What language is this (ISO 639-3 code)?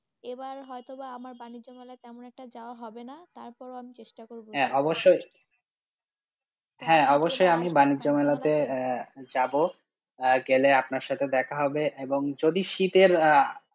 ben